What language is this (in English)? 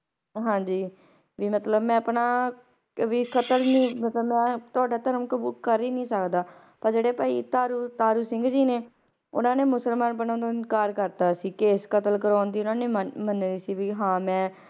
Punjabi